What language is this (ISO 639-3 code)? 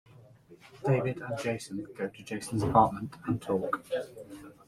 eng